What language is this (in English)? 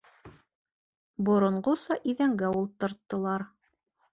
Bashkir